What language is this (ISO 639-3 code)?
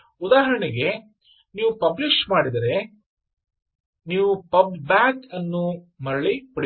kan